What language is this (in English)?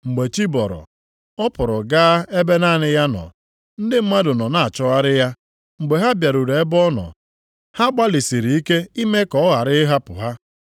Igbo